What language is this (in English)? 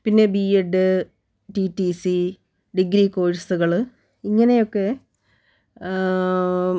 Malayalam